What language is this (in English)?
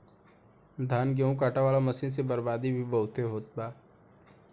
Bhojpuri